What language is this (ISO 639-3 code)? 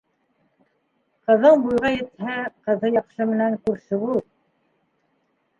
bak